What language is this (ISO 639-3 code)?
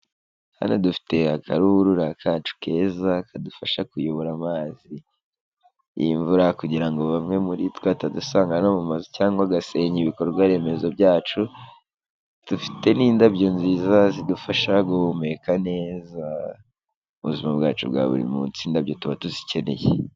kin